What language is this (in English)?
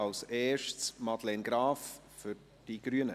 Swiss German